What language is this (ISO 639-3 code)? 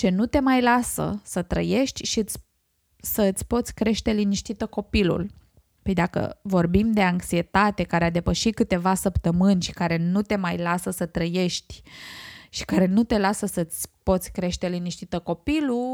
ron